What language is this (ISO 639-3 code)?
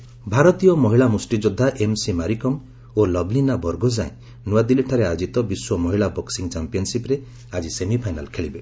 ori